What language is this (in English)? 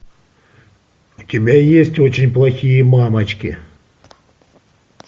Russian